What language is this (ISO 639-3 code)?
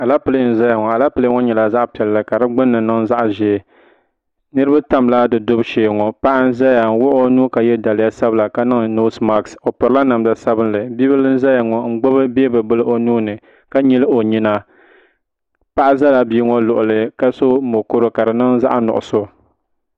dag